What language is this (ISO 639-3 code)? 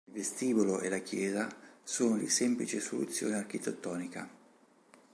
ita